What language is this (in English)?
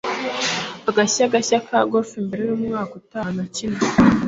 Kinyarwanda